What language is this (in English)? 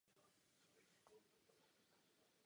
Czech